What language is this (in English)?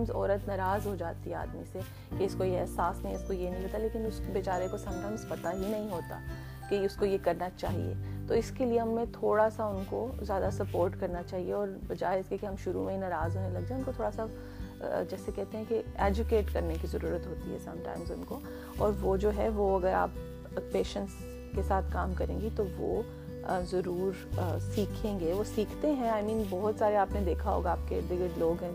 Urdu